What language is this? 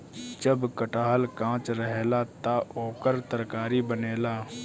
Bhojpuri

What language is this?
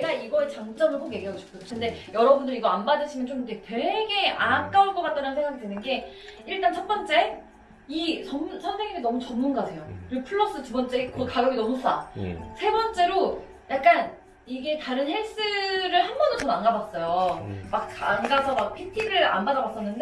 Korean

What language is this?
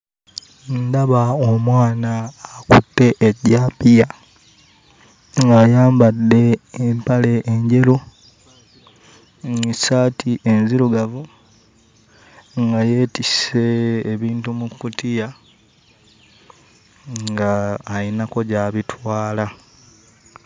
Ganda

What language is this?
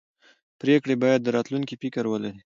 Pashto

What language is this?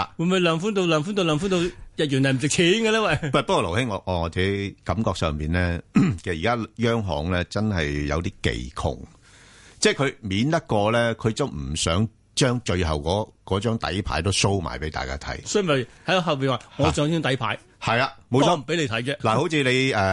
Chinese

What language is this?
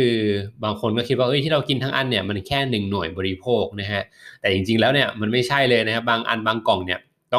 Thai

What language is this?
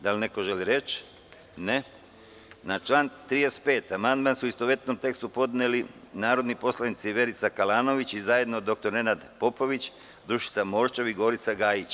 Serbian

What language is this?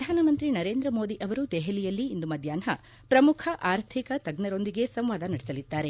Kannada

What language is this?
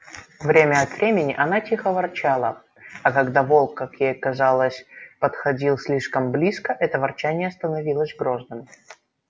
Russian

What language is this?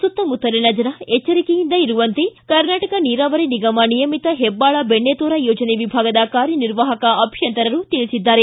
Kannada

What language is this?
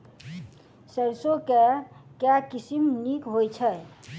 Maithili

